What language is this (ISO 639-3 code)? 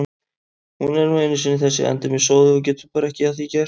isl